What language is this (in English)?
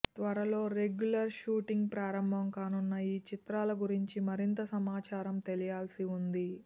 Telugu